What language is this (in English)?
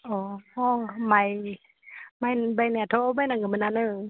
Bodo